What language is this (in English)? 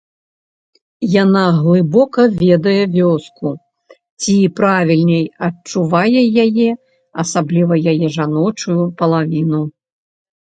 Belarusian